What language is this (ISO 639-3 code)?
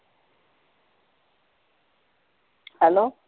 pan